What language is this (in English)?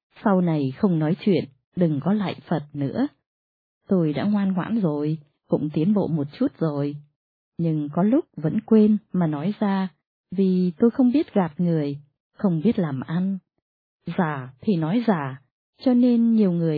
Vietnamese